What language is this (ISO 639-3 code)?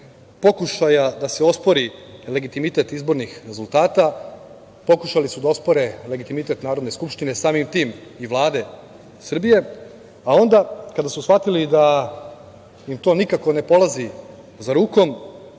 srp